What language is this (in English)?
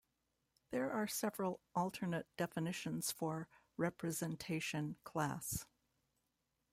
English